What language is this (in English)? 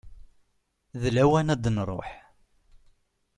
Kabyle